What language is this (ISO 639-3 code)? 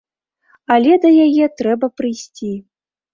bel